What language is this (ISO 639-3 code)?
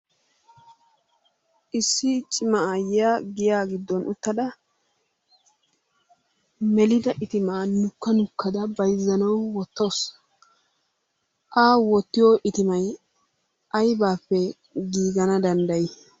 wal